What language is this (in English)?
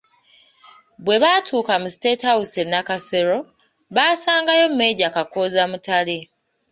Ganda